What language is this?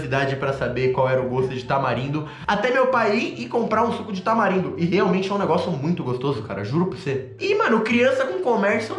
Portuguese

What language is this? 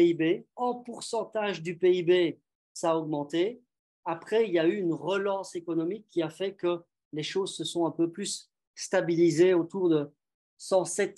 French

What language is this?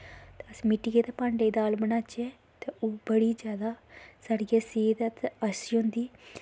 Dogri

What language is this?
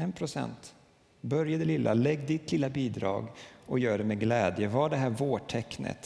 Swedish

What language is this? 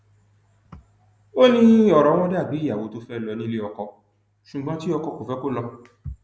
Yoruba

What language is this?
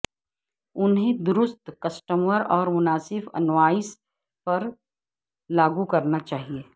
Urdu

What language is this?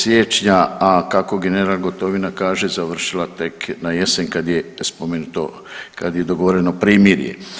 Croatian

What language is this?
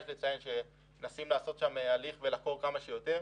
Hebrew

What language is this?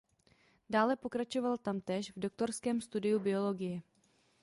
Czech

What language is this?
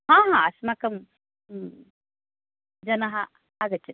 Sanskrit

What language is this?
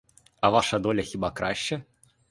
Ukrainian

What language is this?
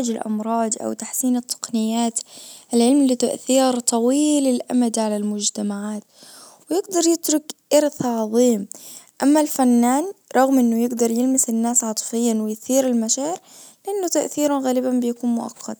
Najdi Arabic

